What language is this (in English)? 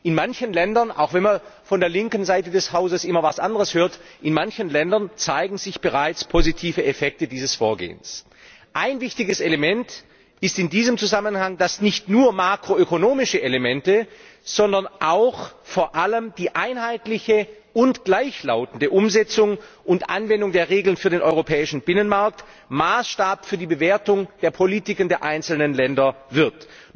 German